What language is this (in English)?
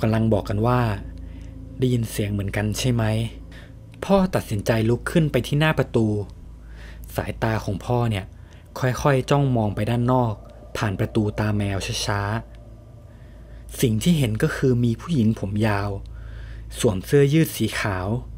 Thai